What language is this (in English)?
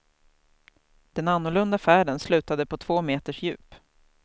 Swedish